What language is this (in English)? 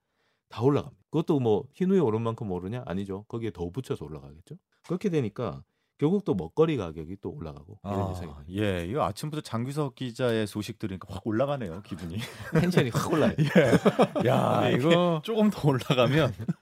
Korean